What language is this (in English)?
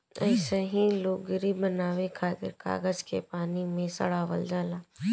Bhojpuri